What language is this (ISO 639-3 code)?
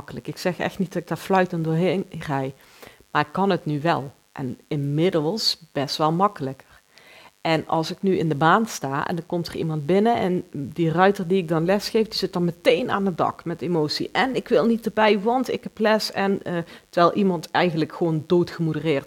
nld